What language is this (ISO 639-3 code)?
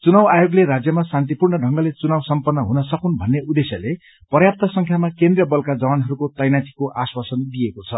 nep